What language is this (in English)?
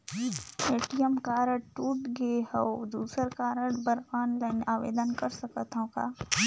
Chhattisgarhi